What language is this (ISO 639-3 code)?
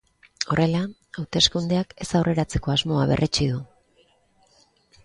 eus